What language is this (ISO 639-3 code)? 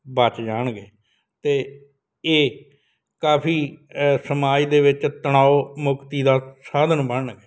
pan